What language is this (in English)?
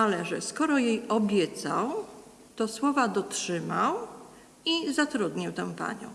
Polish